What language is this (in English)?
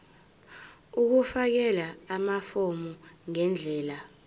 Zulu